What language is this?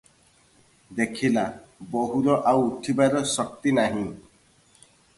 Odia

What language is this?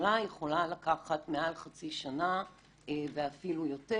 Hebrew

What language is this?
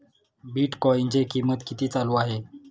Marathi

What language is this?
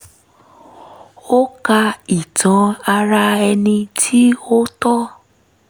Yoruba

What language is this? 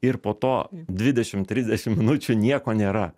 Lithuanian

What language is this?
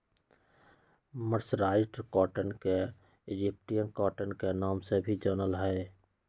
Magahi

